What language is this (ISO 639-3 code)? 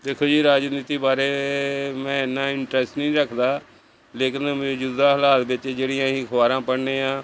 pan